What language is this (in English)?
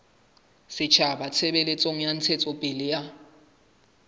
Southern Sotho